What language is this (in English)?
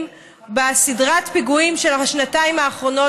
Hebrew